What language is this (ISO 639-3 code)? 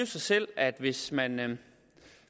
dan